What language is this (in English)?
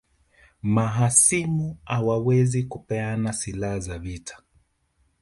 Swahili